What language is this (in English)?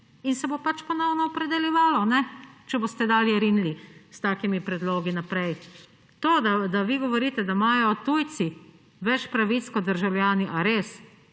Slovenian